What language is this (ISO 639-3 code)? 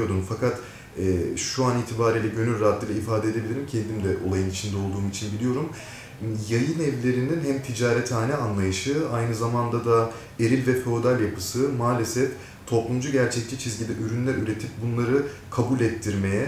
tur